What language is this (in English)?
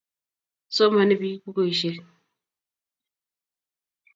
Kalenjin